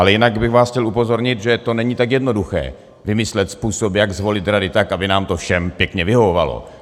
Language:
Czech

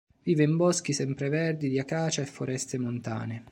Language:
Italian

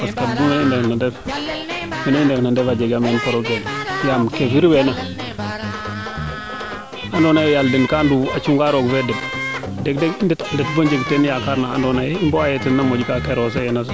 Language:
Serer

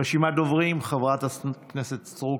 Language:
Hebrew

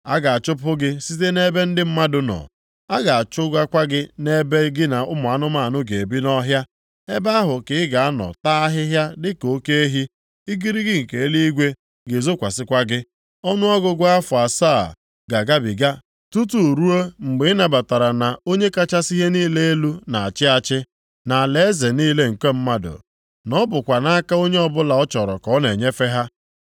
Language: Igbo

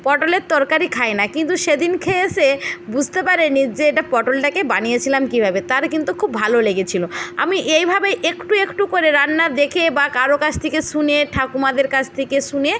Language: Bangla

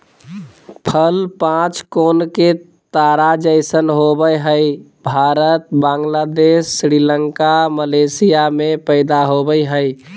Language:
Magahi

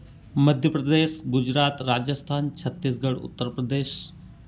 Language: Hindi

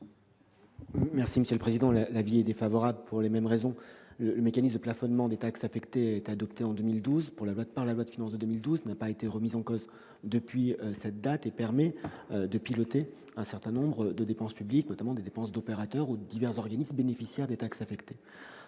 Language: French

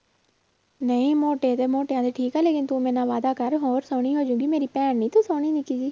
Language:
Punjabi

